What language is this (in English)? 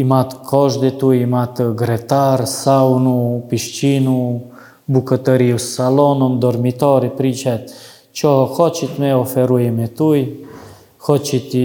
Ukrainian